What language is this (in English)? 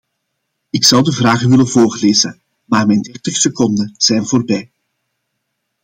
Dutch